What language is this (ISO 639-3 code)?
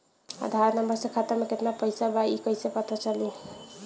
bho